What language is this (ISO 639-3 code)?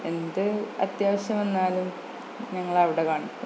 mal